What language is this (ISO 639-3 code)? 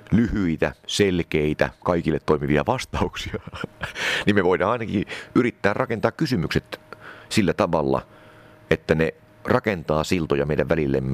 fin